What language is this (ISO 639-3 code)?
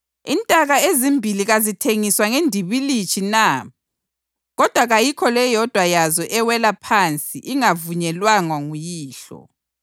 nde